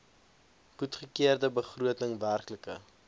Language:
Afrikaans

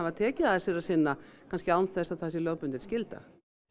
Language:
Icelandic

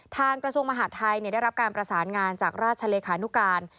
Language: Thai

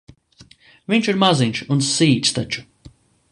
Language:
Latvian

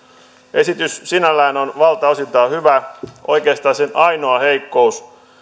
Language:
Finnish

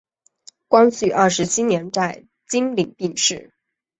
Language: Chinese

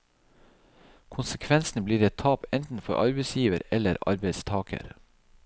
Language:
Norwegian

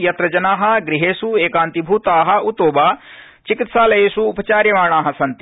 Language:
Sanskrit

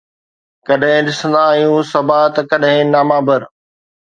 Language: Sindhi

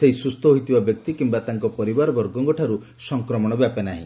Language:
Odia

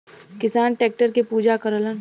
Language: Bhojpuri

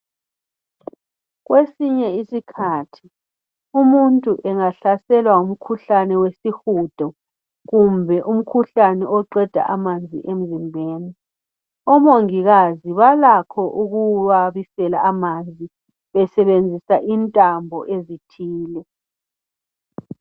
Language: North Ndebele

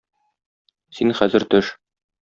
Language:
Tatar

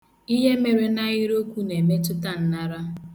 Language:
Igbo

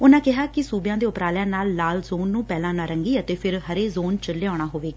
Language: Punjabi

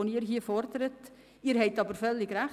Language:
Swiss German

